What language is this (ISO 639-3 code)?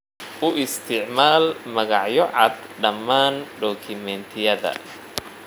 som